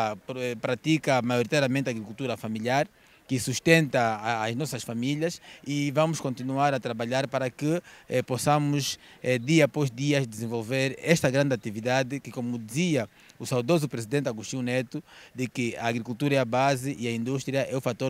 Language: Portuguese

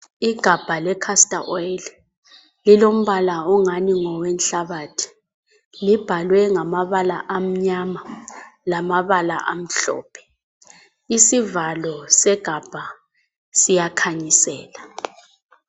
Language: North Ndebele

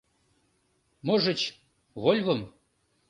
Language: Mari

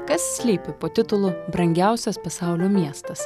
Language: Lithuanian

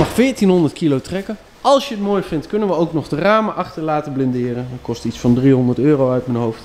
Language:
Dutch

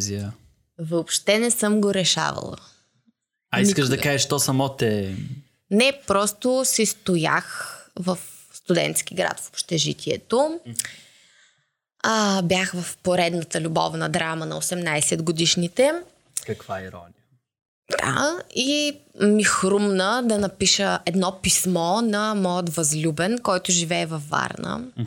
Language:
Bulgarian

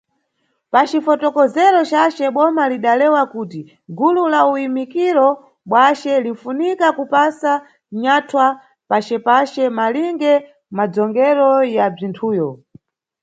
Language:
Nyungwe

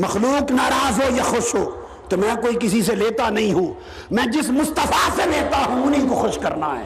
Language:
Urdu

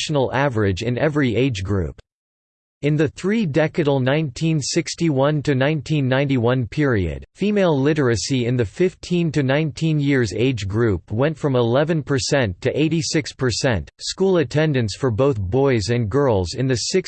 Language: English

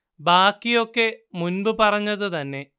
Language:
Malayalam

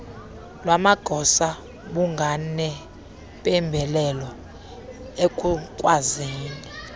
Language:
Xhosa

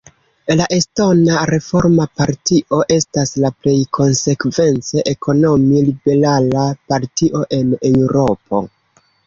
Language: Esperanto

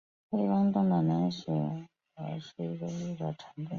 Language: Chinese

